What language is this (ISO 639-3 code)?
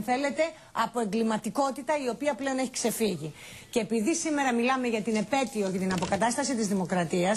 ell